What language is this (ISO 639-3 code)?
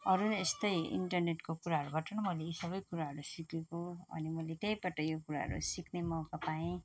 nep